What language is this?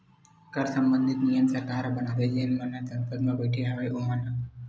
Chhattisgarhi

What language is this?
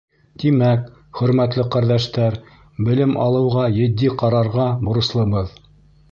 Bashkir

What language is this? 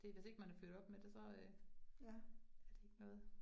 Danish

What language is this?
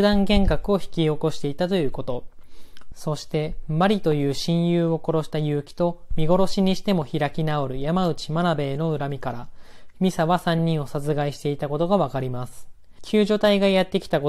Japanese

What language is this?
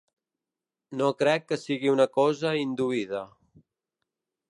Catalan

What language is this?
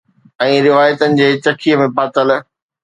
Sindhi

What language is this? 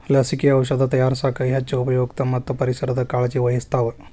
Kannada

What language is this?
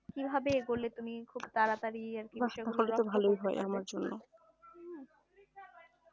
Bangla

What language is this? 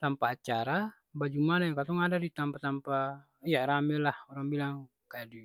Ambonese Malay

